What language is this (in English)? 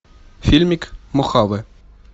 Russian